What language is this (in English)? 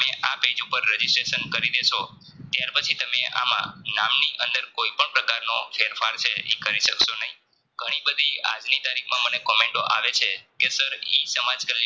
Gujarati